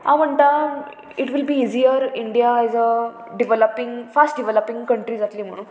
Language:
Konkani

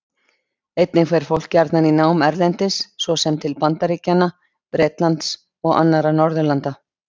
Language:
Icelandic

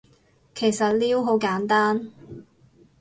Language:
Cantonese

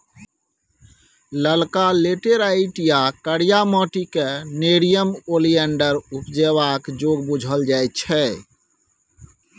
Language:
Maithili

